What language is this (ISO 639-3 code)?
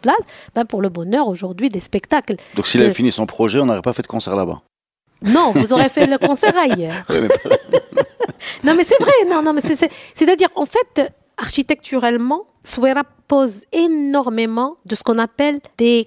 fra